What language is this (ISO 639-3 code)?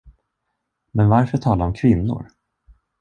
swe